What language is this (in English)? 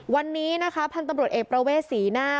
Thai